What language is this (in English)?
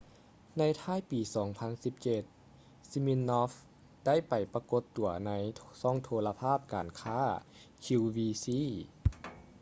Lao